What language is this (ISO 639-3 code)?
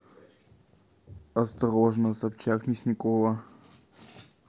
rus